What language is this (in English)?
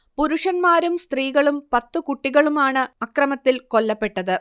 Malayalam